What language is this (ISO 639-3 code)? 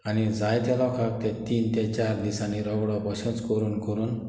kok